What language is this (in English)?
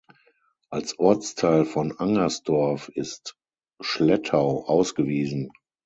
German